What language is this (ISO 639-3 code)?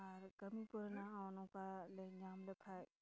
sat